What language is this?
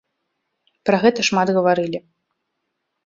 Belarusian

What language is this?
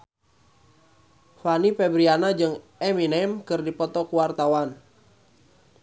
Sundanese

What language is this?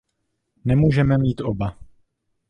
Czech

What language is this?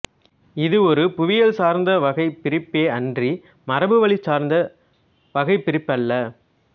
Tamil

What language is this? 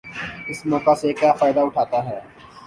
Urdu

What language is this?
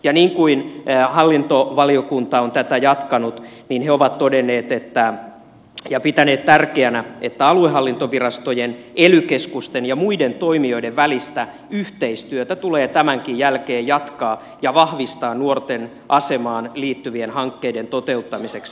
Finnish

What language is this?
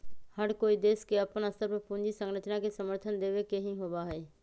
Magahi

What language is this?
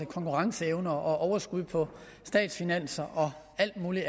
Danish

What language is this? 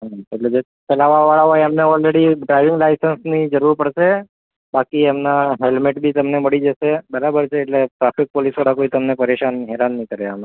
Gujarati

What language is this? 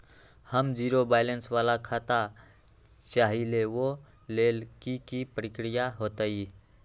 Magahi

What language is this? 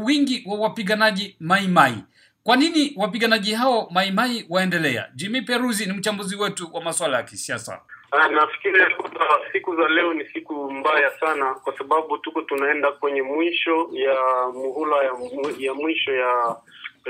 Swahili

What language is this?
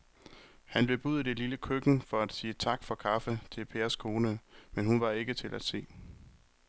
Danish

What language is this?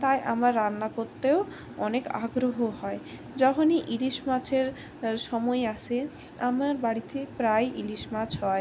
Bangla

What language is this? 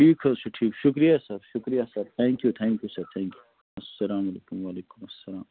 Kashmiri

